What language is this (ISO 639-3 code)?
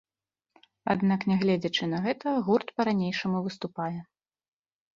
bel